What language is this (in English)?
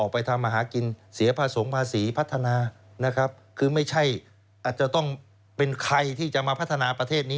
Thai